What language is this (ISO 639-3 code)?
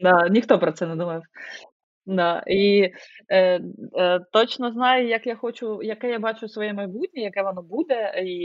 ukr